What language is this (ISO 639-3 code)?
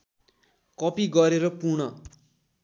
nep